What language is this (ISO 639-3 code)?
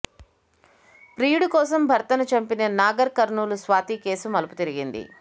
tel